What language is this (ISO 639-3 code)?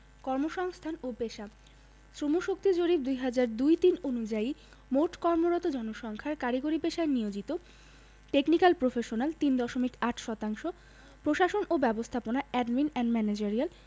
ben